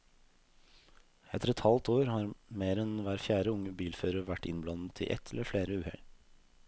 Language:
Norwegian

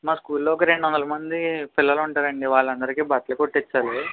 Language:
Telugu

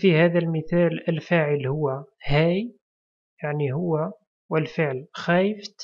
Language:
Arabic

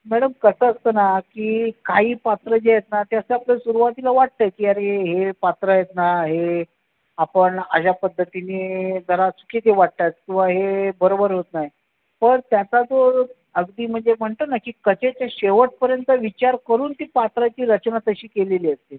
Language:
Marathi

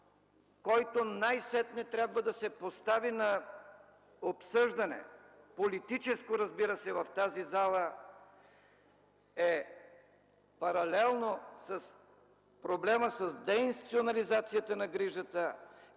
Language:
Bulgarian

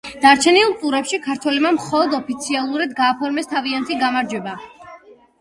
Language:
Georgian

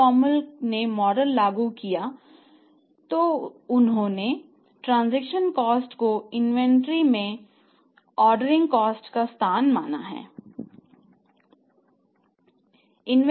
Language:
Hindi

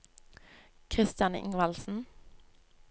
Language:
Norwegian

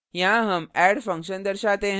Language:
Hindi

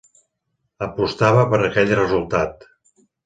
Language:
Catalan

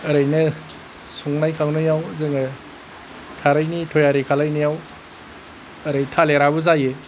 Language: Bodo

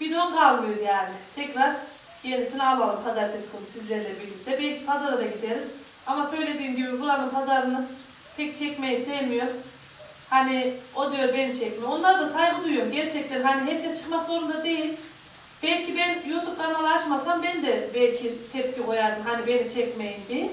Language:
Turkish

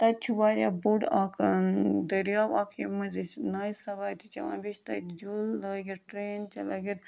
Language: Kashmiri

